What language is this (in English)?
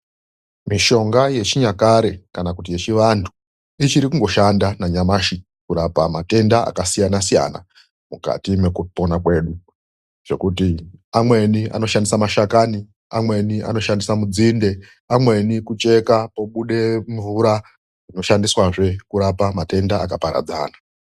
Ndau